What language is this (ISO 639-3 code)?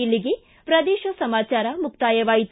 kan